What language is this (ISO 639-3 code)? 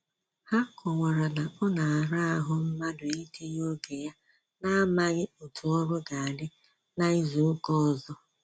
ibo